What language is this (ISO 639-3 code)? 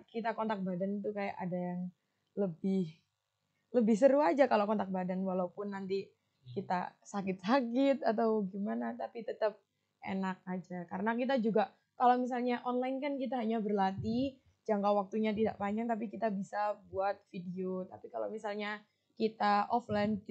ind